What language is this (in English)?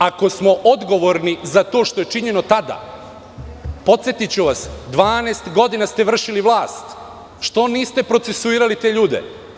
Serbian